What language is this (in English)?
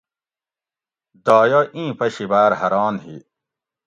Gawri